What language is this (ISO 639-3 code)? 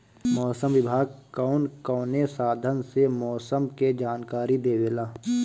bho